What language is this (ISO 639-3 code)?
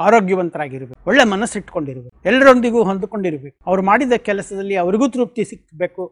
kan